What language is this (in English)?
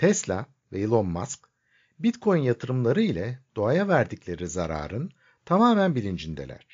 Turkish